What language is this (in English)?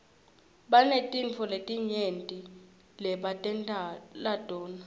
Swati